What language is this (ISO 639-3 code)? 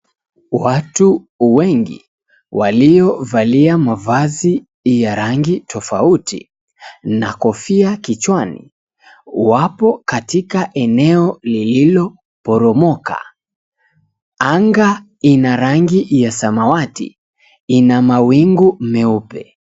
swa